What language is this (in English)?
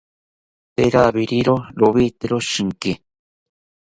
South Ucayali Ashéninka